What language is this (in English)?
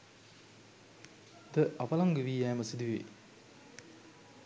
Sinhala